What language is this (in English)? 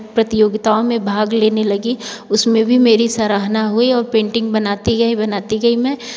Hindi